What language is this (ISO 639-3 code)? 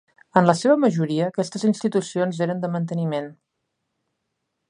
cat